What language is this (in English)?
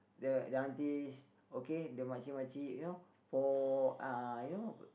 English